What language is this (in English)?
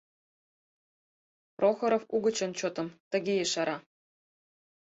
Mari